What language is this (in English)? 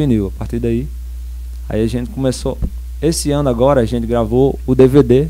Portuguese